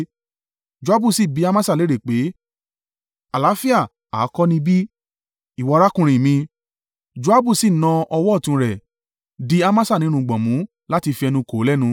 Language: Yoruba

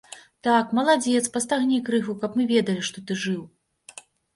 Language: Belarusian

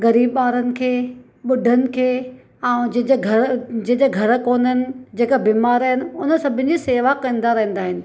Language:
Sindhi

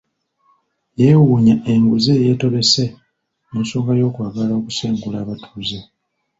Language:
Ganda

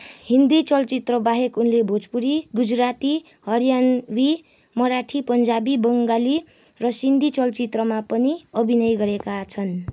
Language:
Nepali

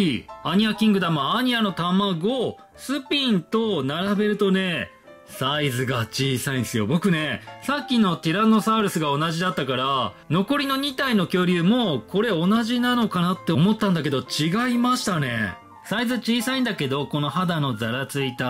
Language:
Japanese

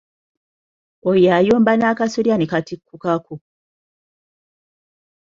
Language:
Ganda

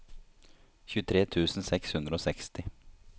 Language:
Norwegian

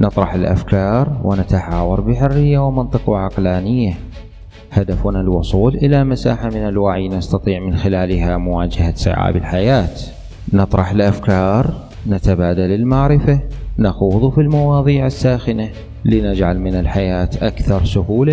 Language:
Arabic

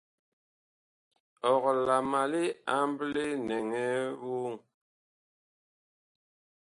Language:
Bakoko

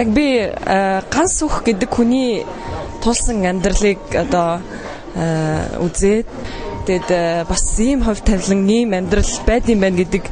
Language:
Korean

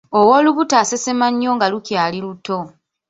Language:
Ganda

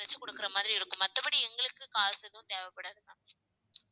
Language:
Tamil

